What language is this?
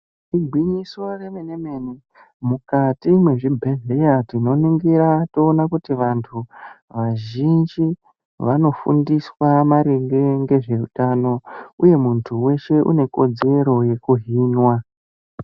Ndau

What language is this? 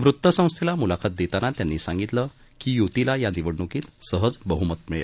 Marathi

